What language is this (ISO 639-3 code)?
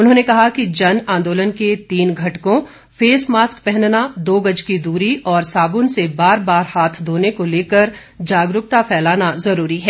hin